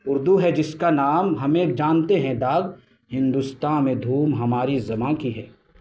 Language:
Urdu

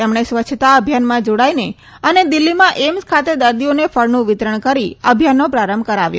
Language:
Gujarati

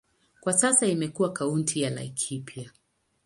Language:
Swahili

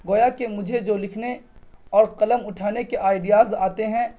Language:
Urdu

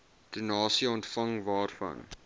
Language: Afrikaans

